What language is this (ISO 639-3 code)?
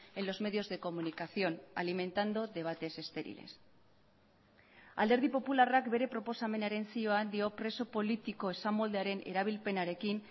eus